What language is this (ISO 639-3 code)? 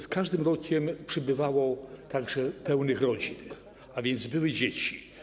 pol